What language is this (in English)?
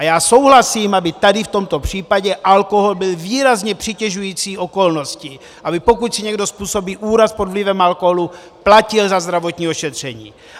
Czech